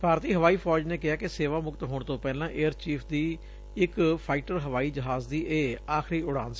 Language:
Punjabi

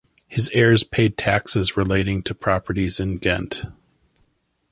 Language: English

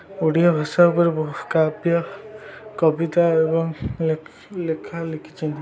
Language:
Odia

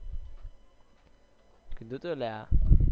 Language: Gujarati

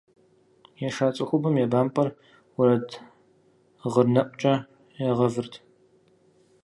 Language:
Kabardian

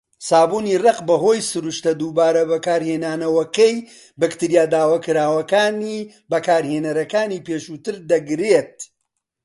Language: Central Kurdish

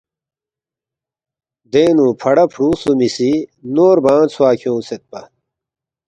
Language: Balti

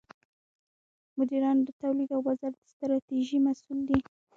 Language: Pashto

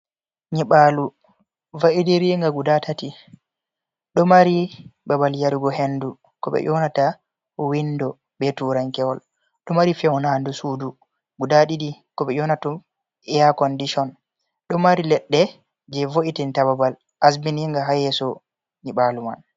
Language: Fula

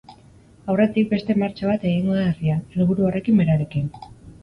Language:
Basque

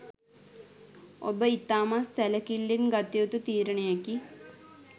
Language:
Sinhala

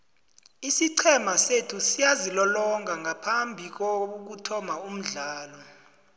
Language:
South Ndebele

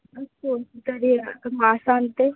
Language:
Sanskrit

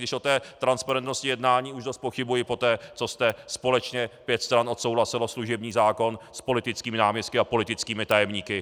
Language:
Czech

